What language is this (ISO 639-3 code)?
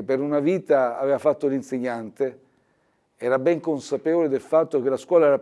ita